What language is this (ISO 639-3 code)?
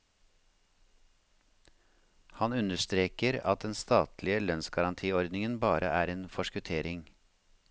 nor